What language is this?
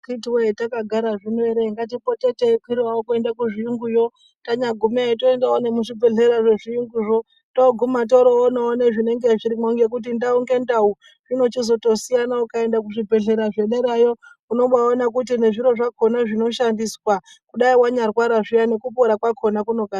Ndau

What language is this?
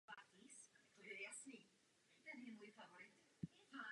Czech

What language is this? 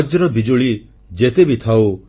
Odia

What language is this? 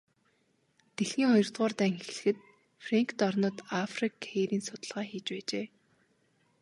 Mongolian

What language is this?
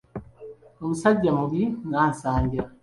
Ganda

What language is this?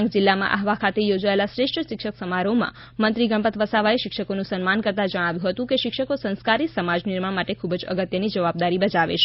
Gujarati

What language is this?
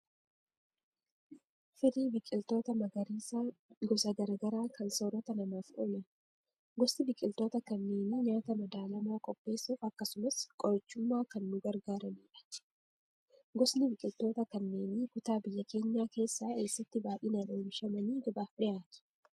Oromo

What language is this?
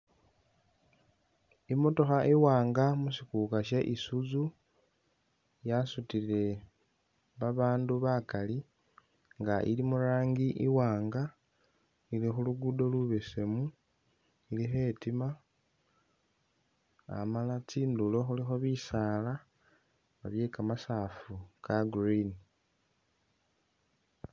Masaaba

